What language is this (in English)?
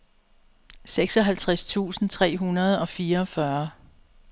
Danish